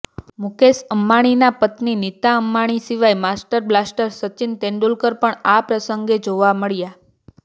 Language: Gujarati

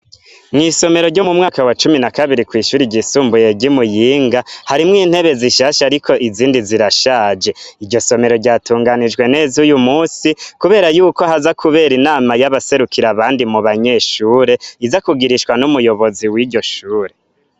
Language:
Rundi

